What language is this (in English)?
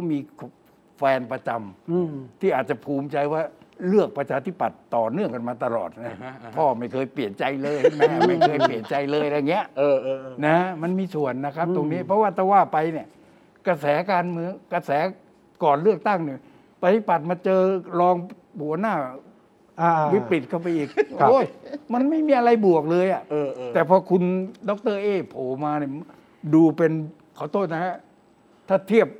Thai